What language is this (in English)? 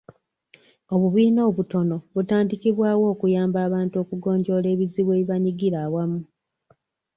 Ganda